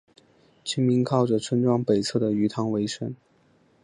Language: Chinese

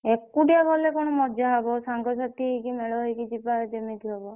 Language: Odia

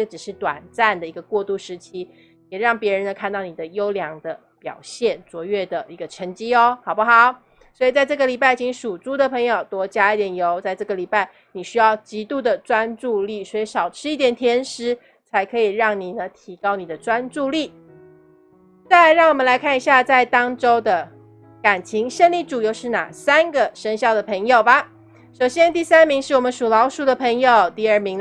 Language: Chinese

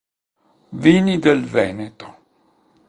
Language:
Italian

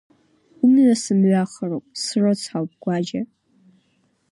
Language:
Abkhazian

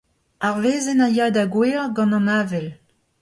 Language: Breton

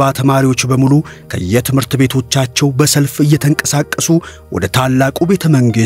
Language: Arabic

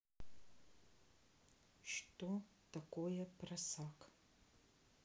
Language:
Russian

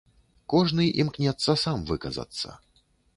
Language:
Belarusian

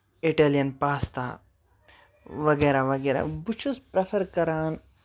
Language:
Kashmiri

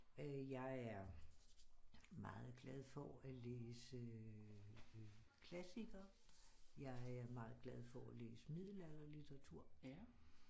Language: Danish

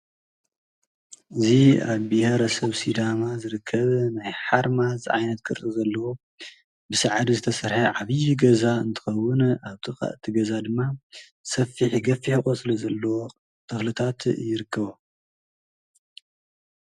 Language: Tigrinya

